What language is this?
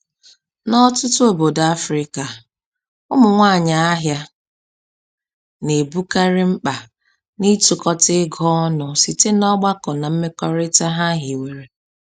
Igbo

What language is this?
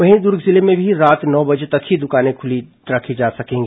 Hindi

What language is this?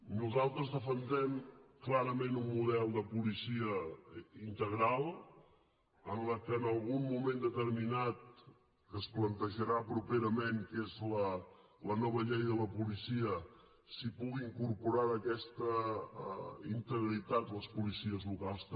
Catalan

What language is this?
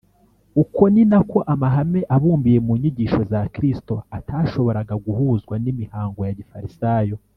Kinyarwanda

